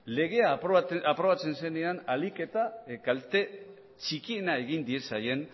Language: Basque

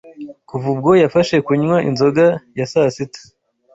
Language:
Kinyarwanda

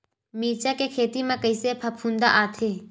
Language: Chhattisgarhi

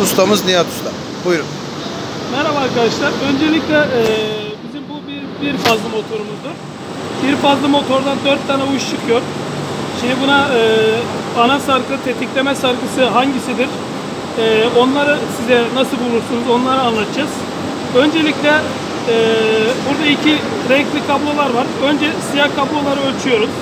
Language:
Turkish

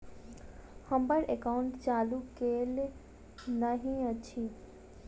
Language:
Maithili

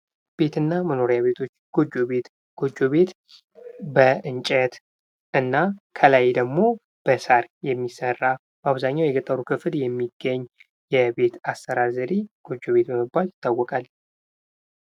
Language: Amharic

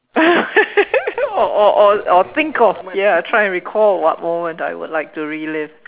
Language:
English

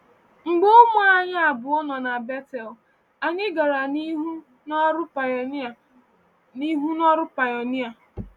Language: Igbo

